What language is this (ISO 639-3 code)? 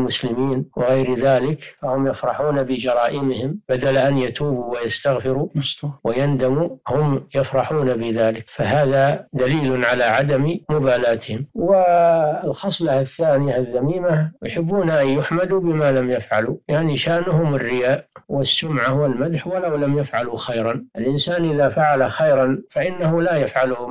ara